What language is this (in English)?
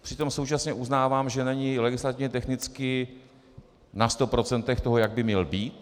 Czech